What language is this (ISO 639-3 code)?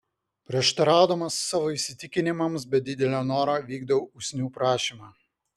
lit